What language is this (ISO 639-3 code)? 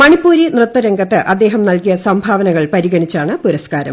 mal